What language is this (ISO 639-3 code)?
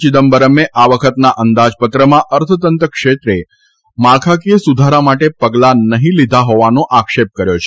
guj